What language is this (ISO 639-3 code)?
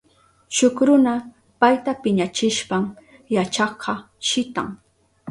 qup